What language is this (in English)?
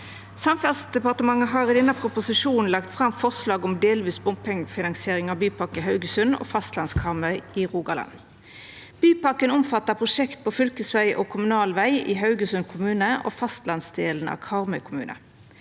Norwegian